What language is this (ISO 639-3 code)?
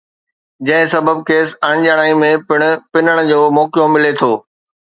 snd